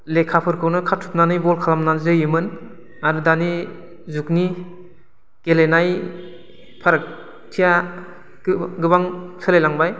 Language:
Bodo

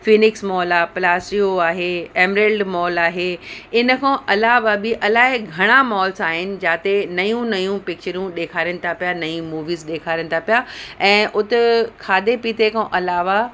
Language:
Sindhi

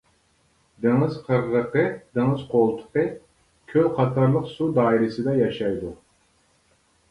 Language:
Uyghur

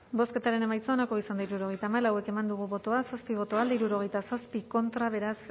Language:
Basque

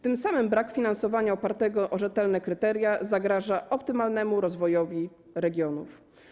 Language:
Polish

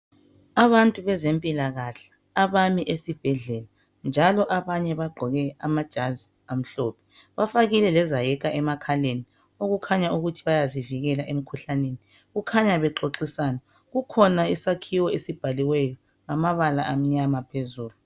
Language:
North Ndebele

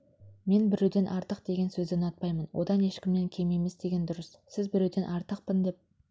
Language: Kazakh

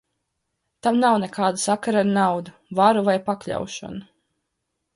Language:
Latvian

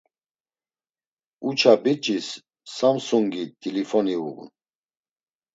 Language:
Laz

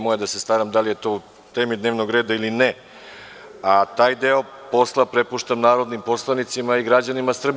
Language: Serbian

